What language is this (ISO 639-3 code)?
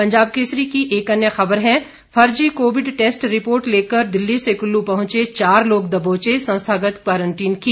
hin